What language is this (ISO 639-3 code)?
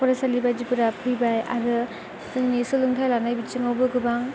brx